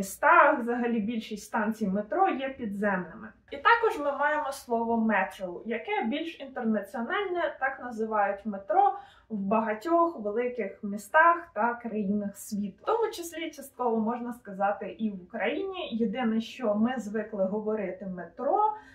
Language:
Ukrainian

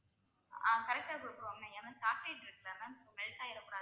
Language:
Tamil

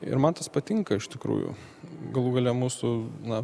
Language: Lithuanian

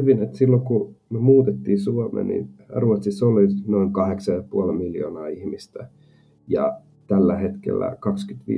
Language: Finnish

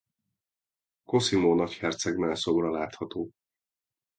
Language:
Hungarian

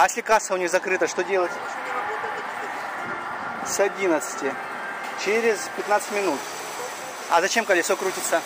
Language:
Russian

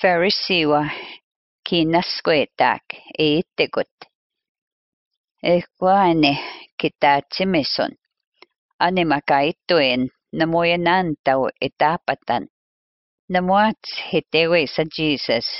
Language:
Finnish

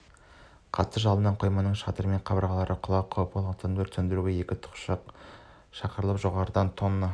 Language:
Kazakh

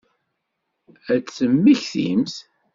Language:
Kabyle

